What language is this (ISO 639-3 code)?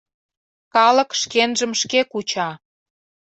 chm